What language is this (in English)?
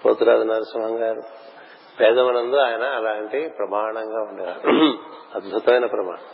Telugu